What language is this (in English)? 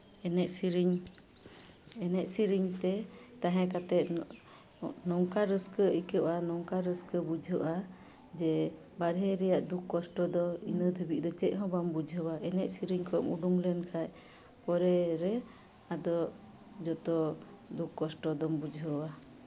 Santali